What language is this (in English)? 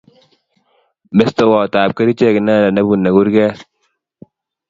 Kalenjin